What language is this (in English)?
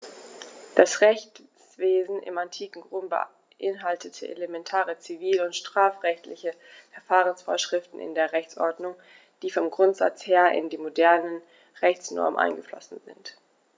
German